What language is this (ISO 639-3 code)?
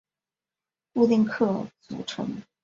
zho